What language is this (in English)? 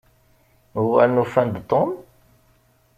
Kabyle